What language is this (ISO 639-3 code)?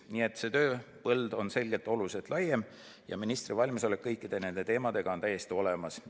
est